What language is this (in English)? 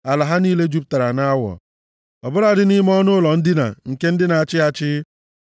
Igbo